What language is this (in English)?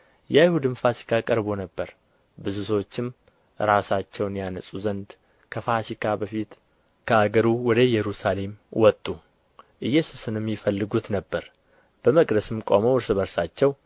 Amharic